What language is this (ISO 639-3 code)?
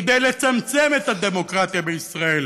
heb